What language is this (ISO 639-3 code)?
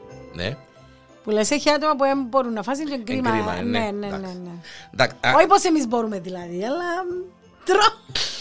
ell